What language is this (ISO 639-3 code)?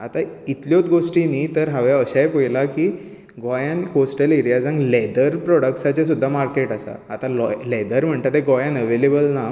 kok